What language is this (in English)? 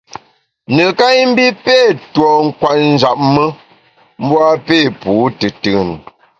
Bamun